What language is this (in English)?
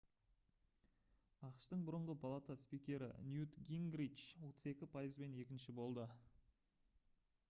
Kazakh